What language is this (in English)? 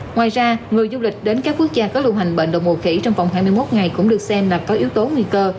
Vietnamese